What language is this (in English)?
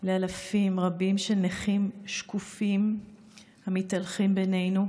Hebrew